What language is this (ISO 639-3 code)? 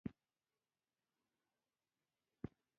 pus